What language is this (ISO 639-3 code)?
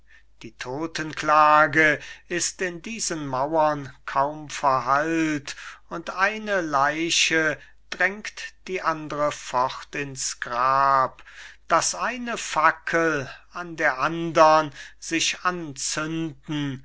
deu